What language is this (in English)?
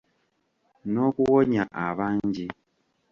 Ganda